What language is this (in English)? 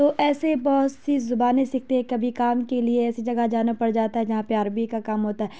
Urdu